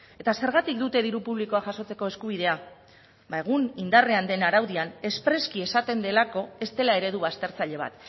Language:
Basque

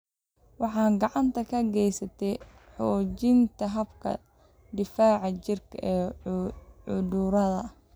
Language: Somali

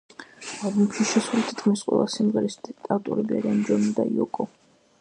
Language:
Georgian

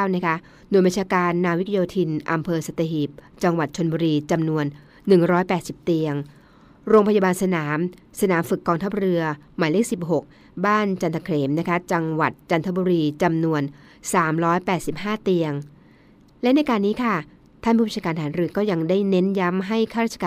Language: Thai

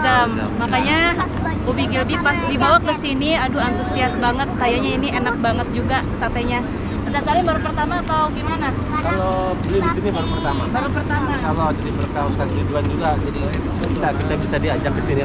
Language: Indonesian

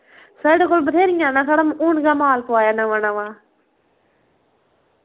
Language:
Dogri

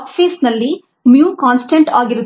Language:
Kannada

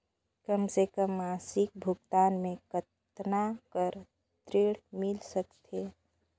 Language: Chhattisgarhi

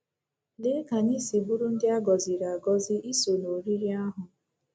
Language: Igbo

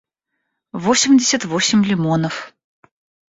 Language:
Russian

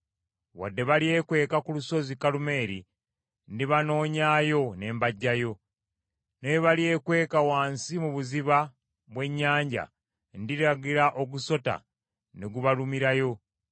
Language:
Ganda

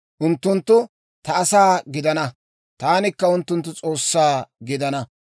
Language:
Dawro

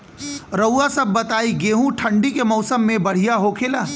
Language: Bhojpuri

